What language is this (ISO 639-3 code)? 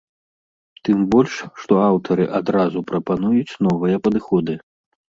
bel